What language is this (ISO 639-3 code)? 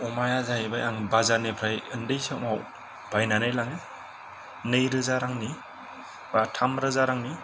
brx